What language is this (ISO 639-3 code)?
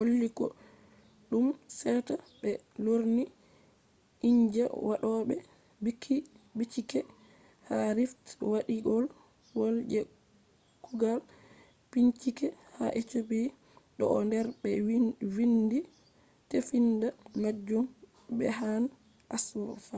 ful